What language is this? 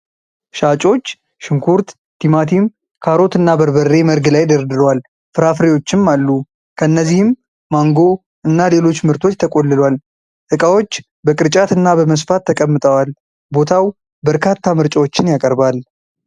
Amharic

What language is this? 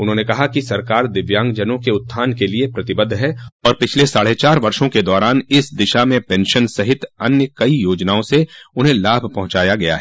Hindi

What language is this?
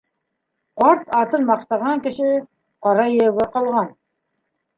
Bashkir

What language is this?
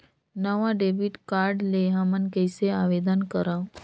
Chhattisgarhi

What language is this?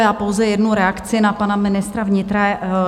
Czech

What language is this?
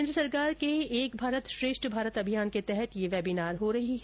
Hindi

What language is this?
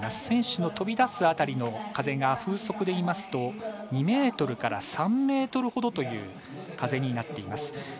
Japanese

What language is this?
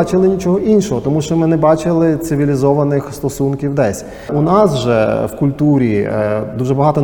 Ukrainian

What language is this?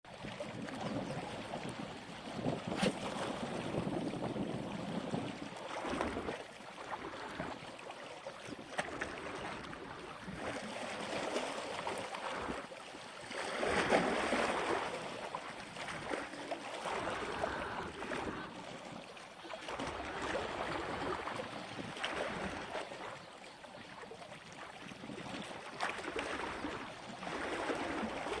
Turkish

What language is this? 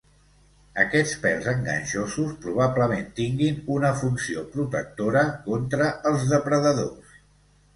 Catalan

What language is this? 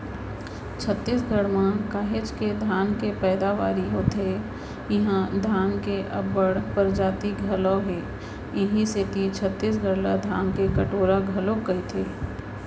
Chhattisgarhi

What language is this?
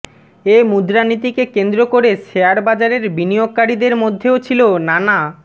Bangla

